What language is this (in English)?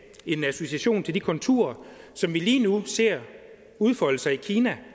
Danish